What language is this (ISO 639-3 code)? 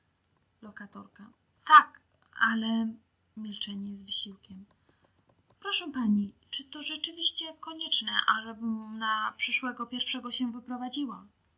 pol